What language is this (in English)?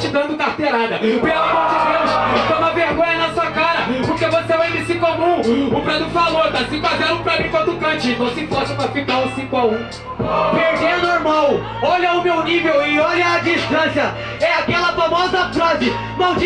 Portuguese